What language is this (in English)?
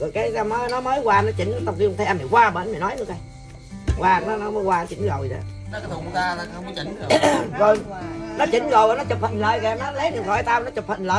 Vietnamese